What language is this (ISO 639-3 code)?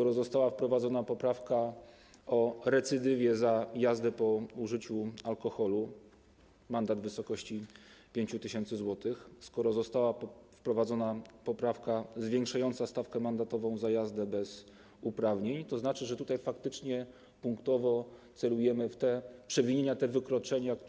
pol